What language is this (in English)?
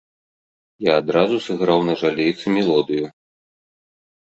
Belarusian